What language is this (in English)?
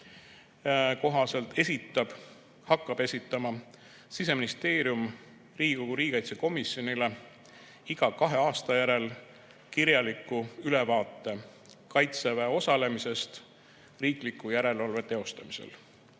Estonian